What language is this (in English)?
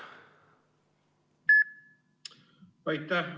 Estonian